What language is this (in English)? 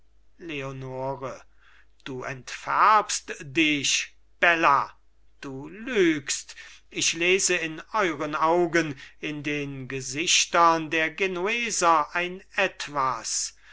German